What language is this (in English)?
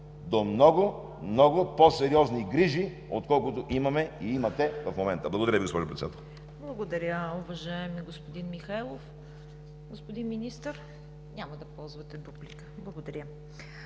Bulgarian